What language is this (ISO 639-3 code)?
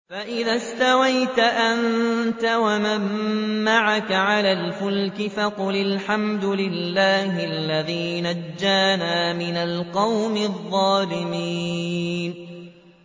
ara